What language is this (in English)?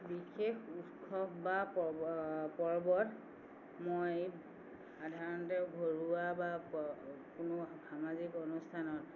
Assamese